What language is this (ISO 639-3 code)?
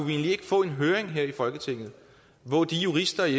dan